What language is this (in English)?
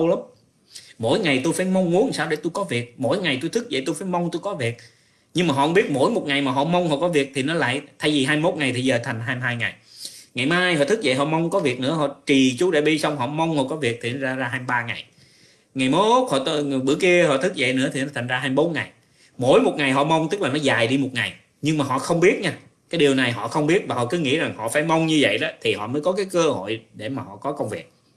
Vietnamese